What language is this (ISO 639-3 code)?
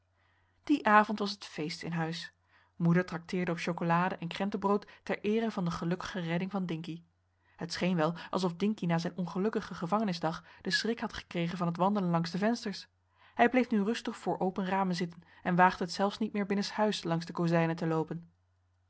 nld